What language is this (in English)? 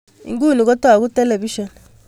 Kalenjin